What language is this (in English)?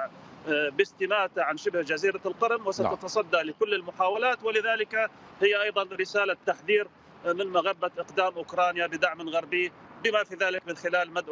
Arabic